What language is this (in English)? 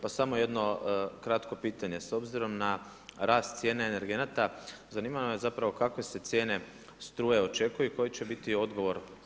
Croatian